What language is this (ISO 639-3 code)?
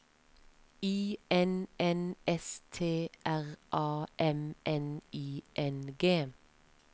nor